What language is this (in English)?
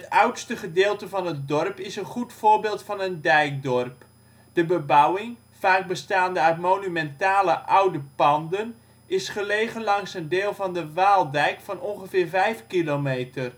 Dutch